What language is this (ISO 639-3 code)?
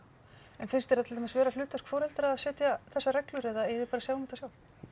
isl